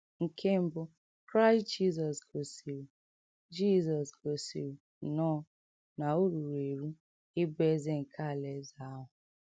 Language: Igbo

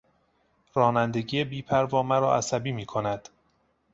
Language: Persian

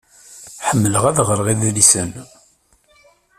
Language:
Kabyle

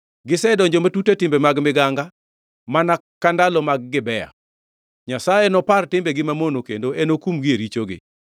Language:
Luo (Kenya and Tanzania)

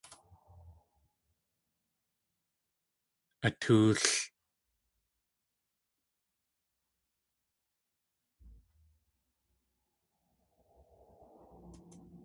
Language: Tlingit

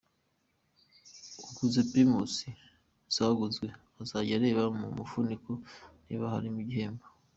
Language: Kinyarwanda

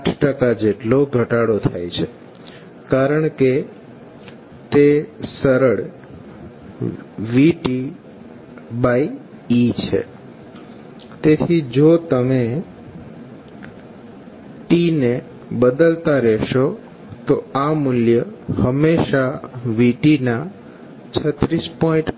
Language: Gujarati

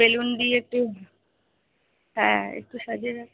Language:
Bangla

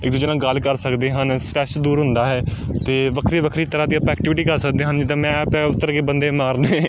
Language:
Punjabi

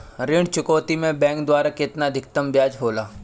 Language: Bhojpuri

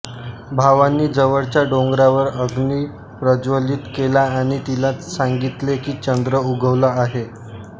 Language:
Marathi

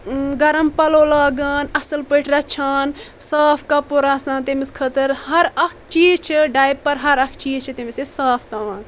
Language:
Kashmiri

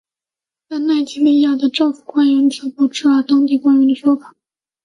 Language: Chinese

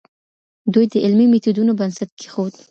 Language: Pashto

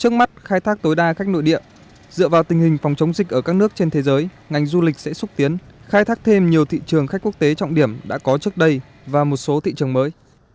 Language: Vietnamese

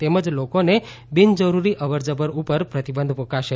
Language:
Gujarati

